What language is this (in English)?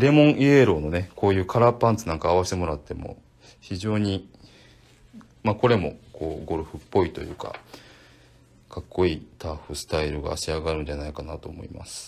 Japanese